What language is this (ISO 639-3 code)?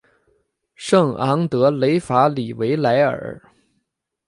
zho